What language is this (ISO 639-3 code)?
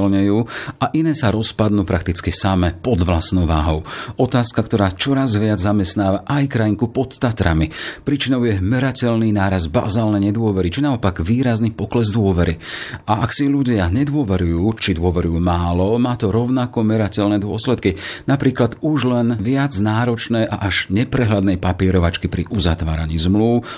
slk